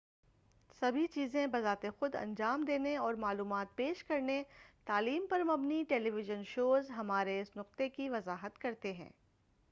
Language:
Urdu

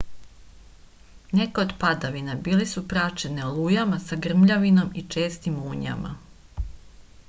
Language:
Serbian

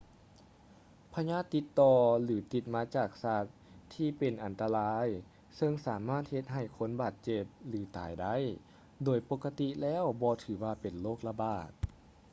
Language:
Lao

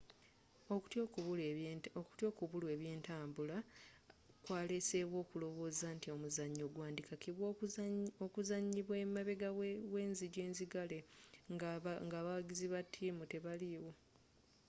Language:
Ganda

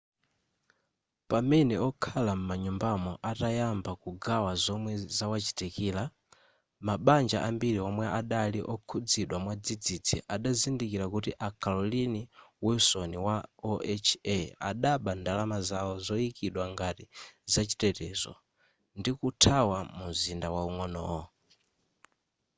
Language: Nyanja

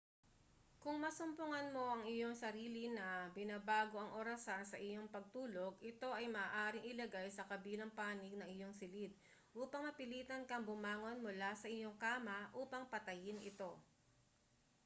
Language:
Filipino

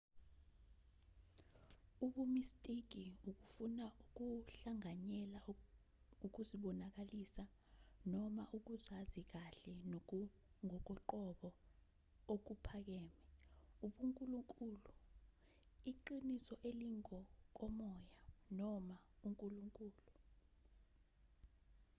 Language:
Zulu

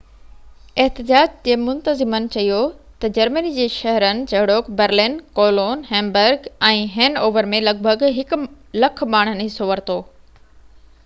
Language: Sindhi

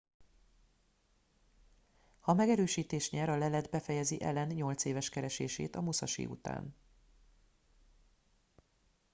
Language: Hungarian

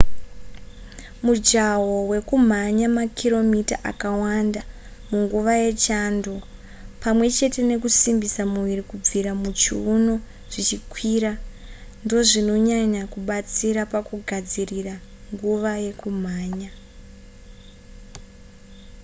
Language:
Shona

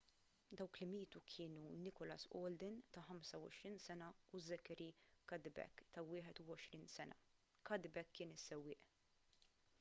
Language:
Maltese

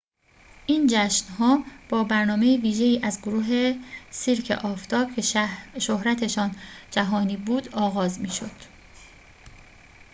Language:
Persian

